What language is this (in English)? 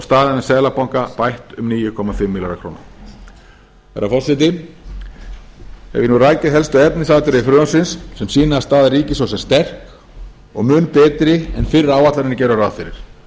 Icelandic